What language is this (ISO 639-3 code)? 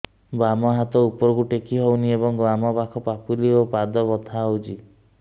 ori